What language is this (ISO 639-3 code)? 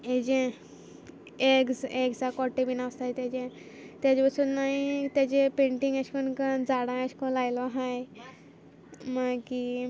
kok